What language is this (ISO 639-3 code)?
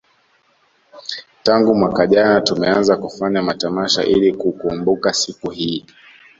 swa